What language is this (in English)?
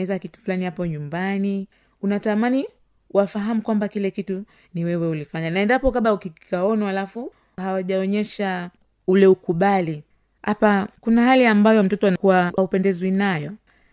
Swahili